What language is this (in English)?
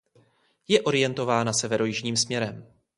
Czech